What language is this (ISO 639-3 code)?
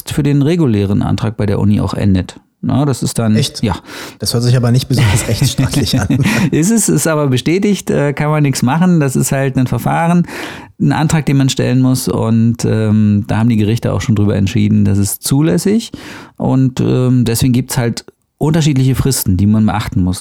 deu